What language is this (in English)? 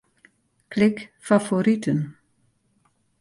Western Frisian